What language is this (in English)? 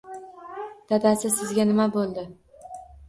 Uzbek